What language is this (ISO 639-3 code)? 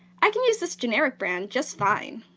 eng